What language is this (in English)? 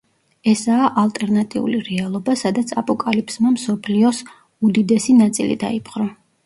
Georgian